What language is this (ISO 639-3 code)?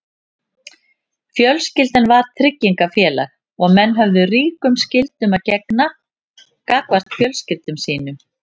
isl